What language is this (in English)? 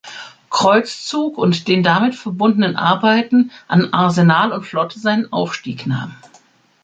German